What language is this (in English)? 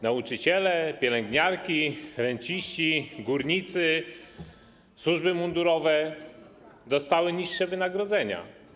Polish